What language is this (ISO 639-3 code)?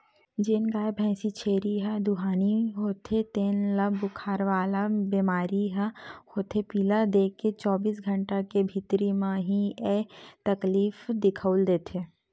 hne